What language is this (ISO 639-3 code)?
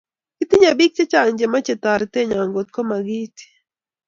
kln